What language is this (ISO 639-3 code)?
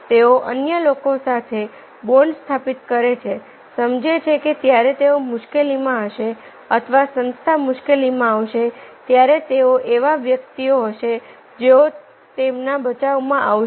guj